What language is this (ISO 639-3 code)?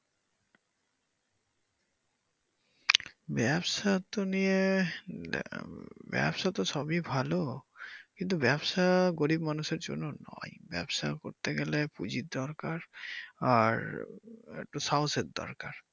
ben